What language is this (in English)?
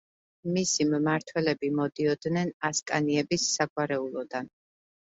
Georgian